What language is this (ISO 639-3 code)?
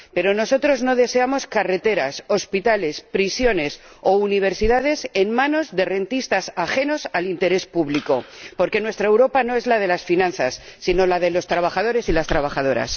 spa